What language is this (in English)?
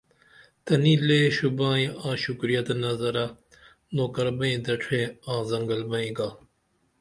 Dameli